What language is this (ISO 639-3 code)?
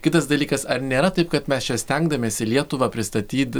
lit